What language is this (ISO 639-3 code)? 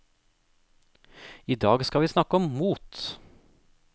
nor